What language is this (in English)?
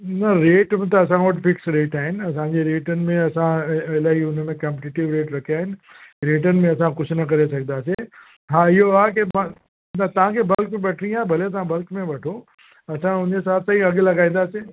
Sindhi